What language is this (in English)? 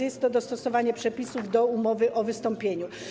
Polish